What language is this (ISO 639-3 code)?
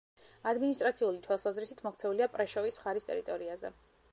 kat